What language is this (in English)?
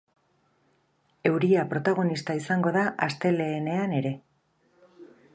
Basque